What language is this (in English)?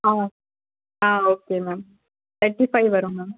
Tamil